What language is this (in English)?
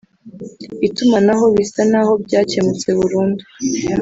Kinyarwanda